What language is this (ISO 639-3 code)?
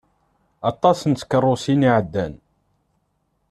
kab